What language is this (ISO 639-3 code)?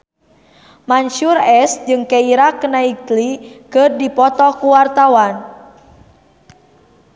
sun